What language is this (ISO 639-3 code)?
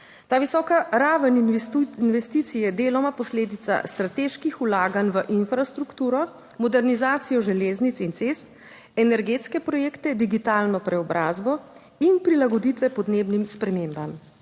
slv